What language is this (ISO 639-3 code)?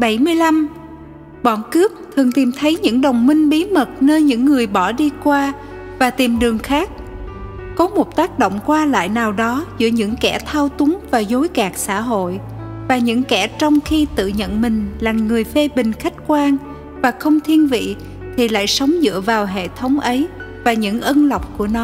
vie